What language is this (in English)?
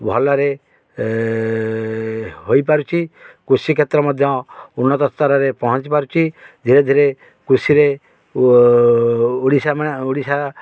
Odia